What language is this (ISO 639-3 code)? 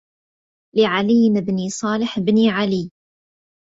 ara